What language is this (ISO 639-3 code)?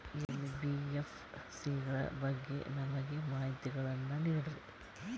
kan